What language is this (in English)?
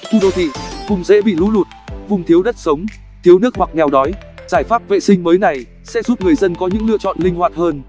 Vietnamese